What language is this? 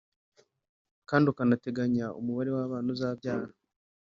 Kinyarwanda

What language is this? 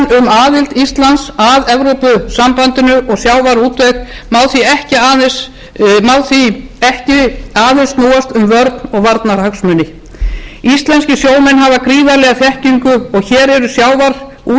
Icelandic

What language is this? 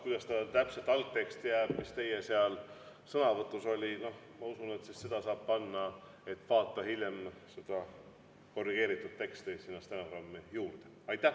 Estonian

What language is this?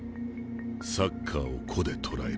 Japanese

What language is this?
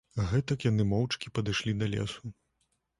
Belarusian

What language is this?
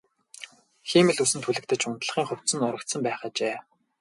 Mongolian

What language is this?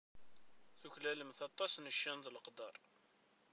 Kabyle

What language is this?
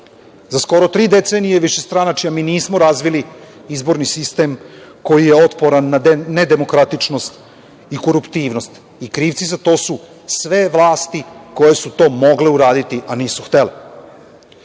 Serbian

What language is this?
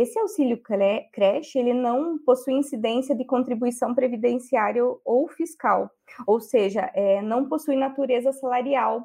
Portuguese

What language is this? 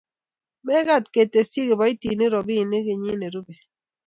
Kalenjin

